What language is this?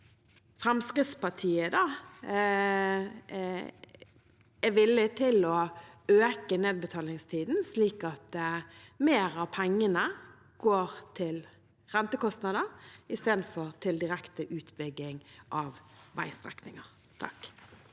Norwegian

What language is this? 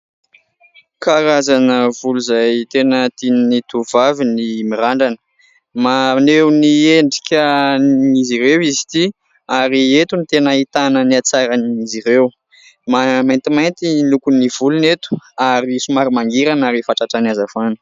Malagasy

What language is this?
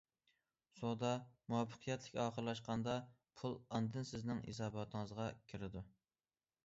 Uyghur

